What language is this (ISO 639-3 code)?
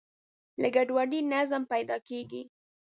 pus